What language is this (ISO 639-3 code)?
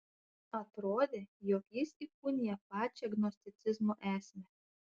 lit